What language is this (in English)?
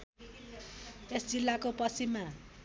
Nepali